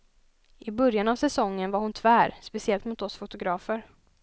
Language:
Swedish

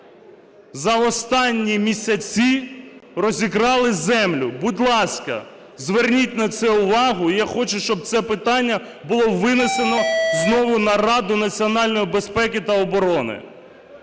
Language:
Ukrainian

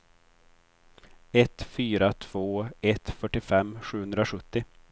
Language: Swedish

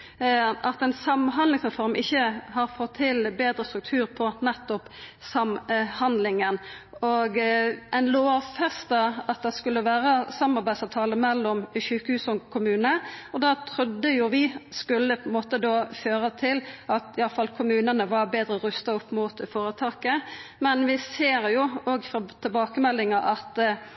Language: Norwegian Nynorsk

